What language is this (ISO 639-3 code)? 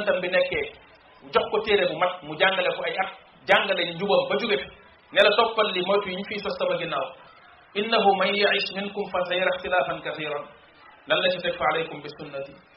ind